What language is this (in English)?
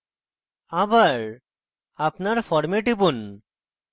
Bangla